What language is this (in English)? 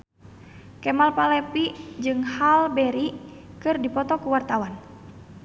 Sundanese